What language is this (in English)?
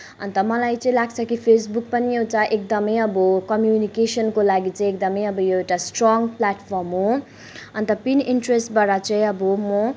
Nepali